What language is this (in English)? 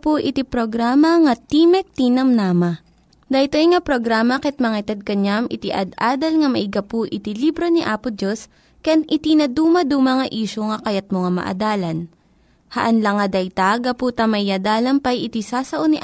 Filipino